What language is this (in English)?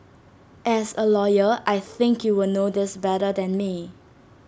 English